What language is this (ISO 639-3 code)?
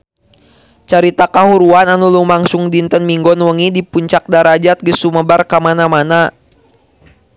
sun